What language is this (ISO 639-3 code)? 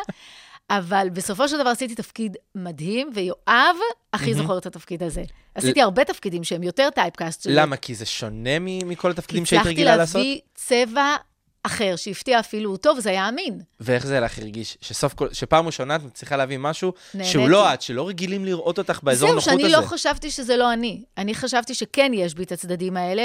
heb